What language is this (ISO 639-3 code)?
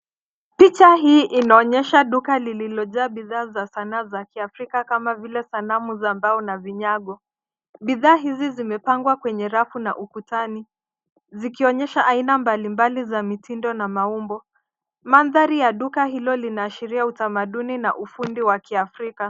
swa